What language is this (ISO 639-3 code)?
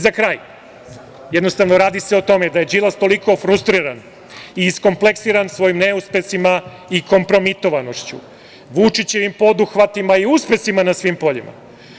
srp